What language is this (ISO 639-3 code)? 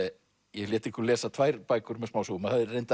isl